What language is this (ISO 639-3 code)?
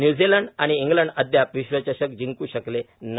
mar